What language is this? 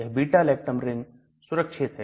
Hindi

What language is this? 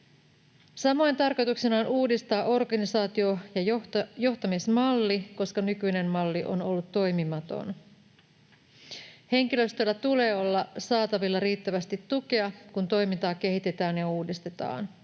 Finnish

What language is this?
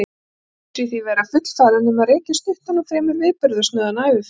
Icelandic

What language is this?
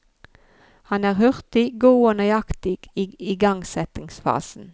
Norwegian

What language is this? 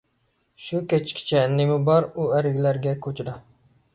Uyghur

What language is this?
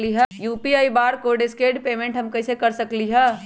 Magahi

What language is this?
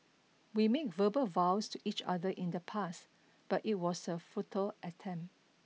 English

